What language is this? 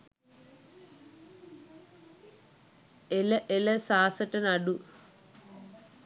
Sinhala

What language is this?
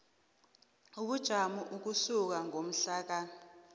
South Ndebele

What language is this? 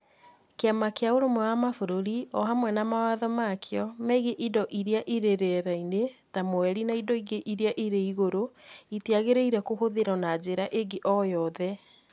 Kikuyu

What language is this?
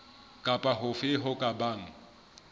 Southern Sotho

